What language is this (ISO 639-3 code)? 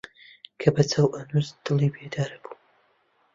ckb